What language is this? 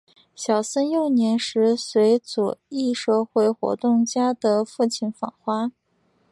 Chinese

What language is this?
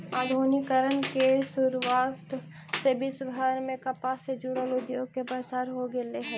Magahi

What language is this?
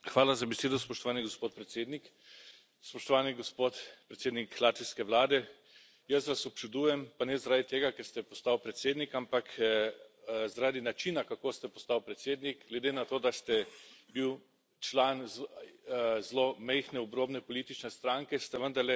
Slovenian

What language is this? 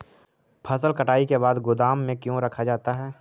Magahi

